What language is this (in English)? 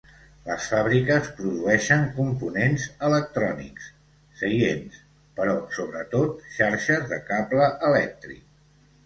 Catalan